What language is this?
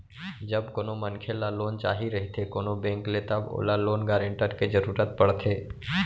Chhattisgarhi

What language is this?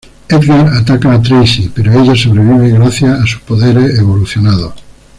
Spanish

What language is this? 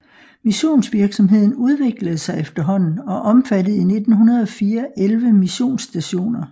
Danish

